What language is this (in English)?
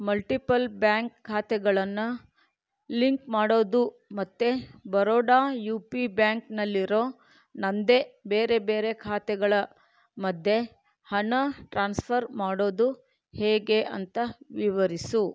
Kannada